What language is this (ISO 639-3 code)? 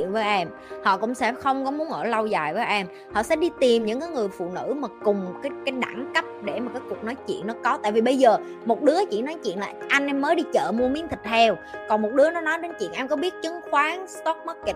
vie